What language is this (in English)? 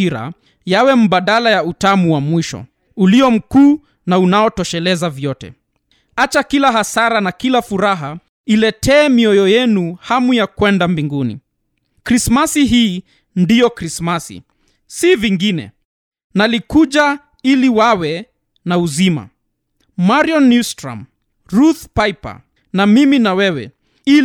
Swahili